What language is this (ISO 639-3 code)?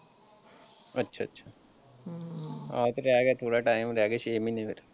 pan